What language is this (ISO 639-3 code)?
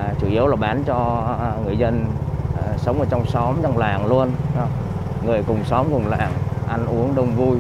vie